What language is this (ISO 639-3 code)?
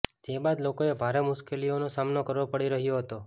guj